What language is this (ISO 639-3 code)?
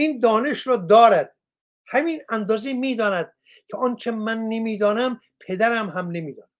fas